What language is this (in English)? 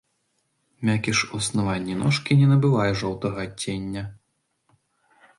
Belarusian